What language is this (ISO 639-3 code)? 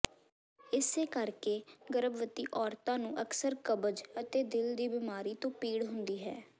pan